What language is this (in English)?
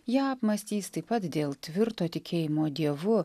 Lithuanian